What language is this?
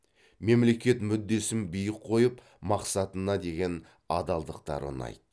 Kazakh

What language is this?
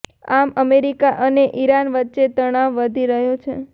Gujarati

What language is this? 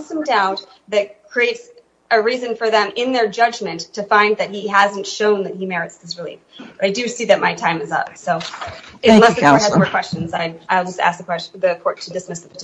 English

